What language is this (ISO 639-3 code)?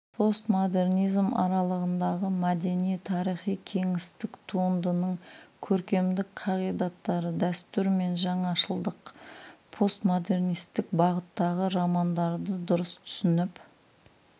kaz